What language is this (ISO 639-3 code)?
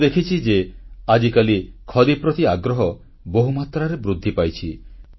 ori